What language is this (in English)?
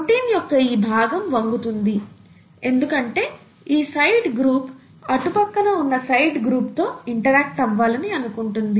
Telugu